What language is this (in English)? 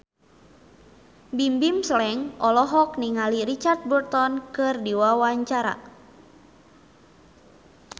Sundanese